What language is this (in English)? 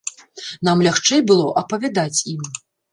Belarusian